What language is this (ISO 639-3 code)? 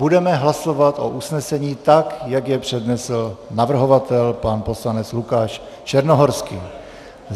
ces